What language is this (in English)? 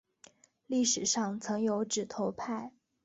Chinese